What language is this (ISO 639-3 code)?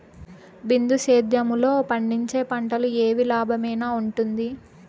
tel